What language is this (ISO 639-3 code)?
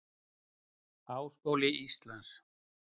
isl